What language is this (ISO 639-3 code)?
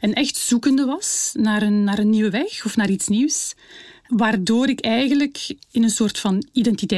nld